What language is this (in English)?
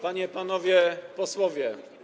Polish